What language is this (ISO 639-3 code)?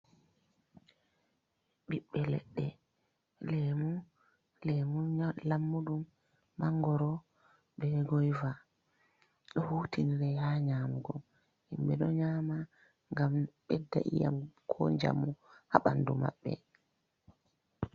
ful